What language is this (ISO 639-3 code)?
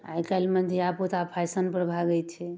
mai